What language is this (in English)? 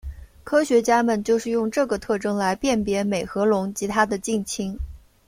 Chinese